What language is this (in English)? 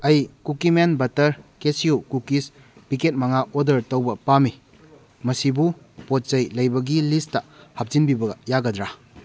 Manipuri